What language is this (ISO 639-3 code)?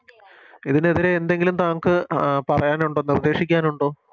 mal